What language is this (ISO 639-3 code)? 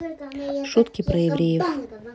rus